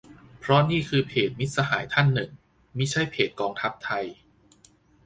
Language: Thai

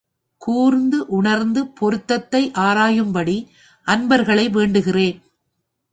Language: Tamil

